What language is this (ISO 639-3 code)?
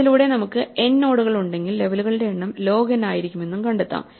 mal